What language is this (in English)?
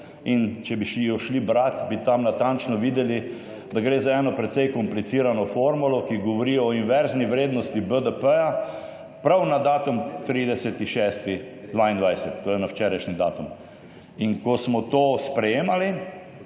Slovenian